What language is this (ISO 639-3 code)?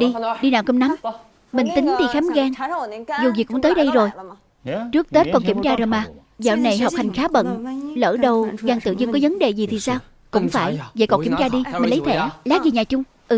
vie